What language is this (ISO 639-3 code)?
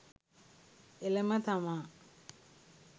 sin